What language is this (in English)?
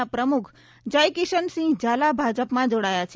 Gujarati